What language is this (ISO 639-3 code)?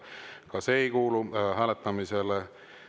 est